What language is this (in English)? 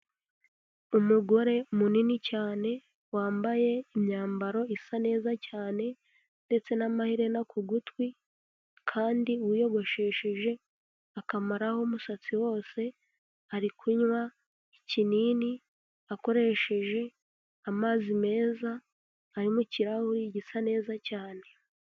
Kinyarwanda